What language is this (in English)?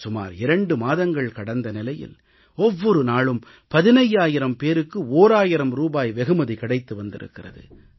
Tamil